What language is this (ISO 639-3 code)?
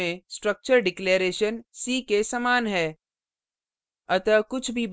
hin